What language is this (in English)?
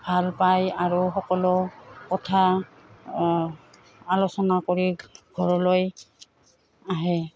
Assamese